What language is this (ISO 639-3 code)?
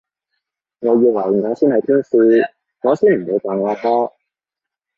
yue